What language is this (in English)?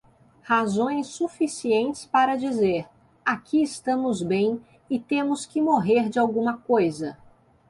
Portuguese